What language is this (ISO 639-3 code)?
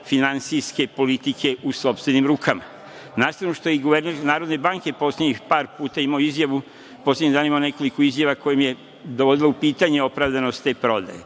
srp